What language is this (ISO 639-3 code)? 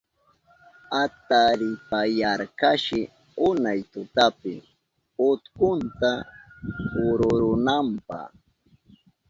qup